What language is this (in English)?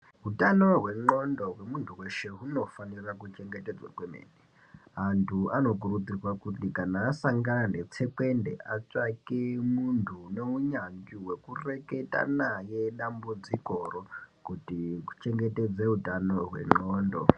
Ndau